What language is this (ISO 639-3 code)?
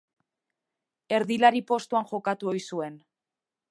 eus